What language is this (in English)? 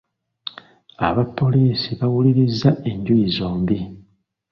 Ganda